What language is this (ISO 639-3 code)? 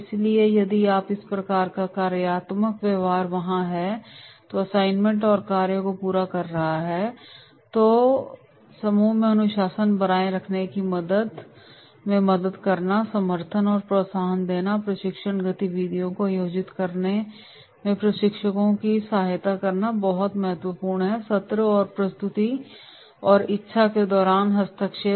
hin